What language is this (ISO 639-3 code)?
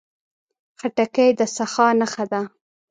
pus